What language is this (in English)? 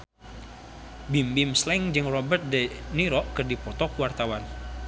Sundanese